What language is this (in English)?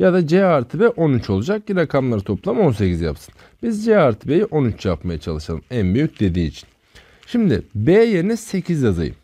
Turkish